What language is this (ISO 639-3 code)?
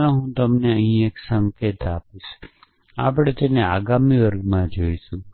guj